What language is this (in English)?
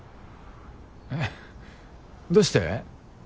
Japanese